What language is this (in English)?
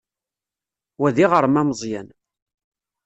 Kabyle